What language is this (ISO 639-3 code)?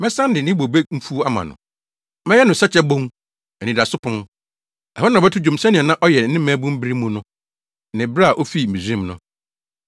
aka